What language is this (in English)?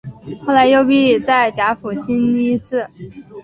Chinese